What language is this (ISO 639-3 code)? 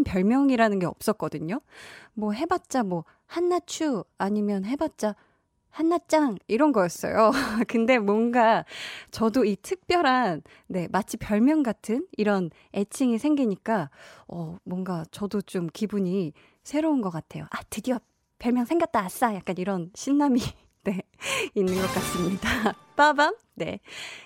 kor